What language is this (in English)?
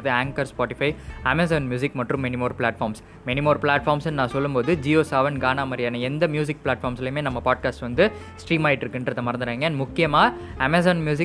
Tamil